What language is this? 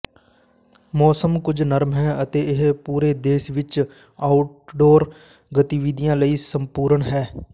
Punjabi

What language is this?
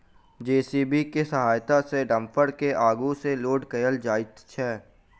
Maithili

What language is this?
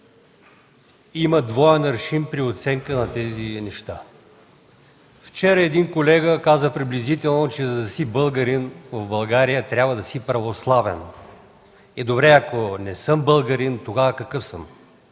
Bulgarian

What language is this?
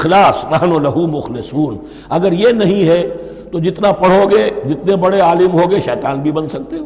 Urdu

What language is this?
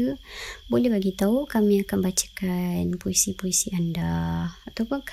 Malay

